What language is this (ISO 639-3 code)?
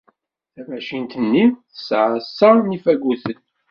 kab